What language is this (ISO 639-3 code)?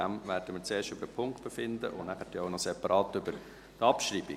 gsw